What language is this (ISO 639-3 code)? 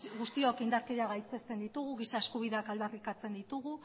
eus